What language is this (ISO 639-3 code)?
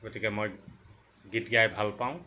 asm